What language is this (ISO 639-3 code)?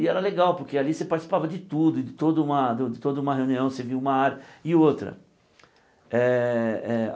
por